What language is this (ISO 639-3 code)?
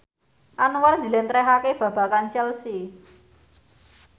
jav